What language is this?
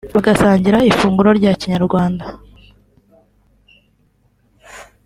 Kinyarwanda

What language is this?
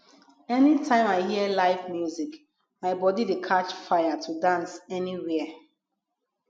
Nigerian Pidgin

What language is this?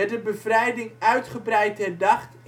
Dutch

